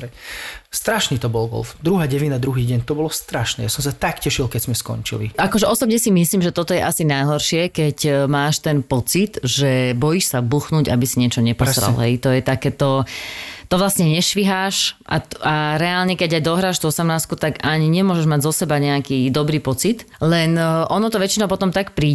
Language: Slovak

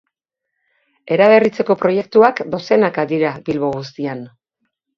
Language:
Basque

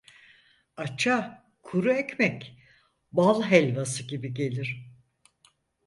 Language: Turkish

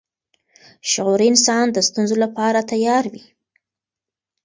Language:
Pashto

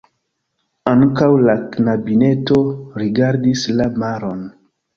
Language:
Esperanto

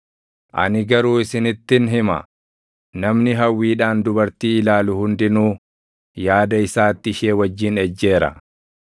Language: Oromo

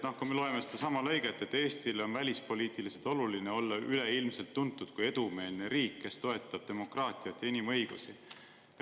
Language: Estonian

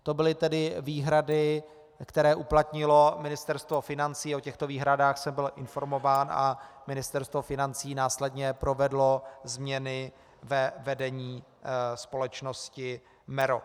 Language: Czech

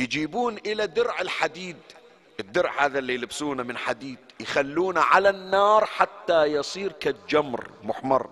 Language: Arabic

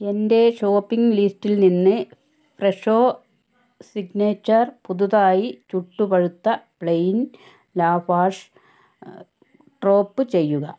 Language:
Malayalam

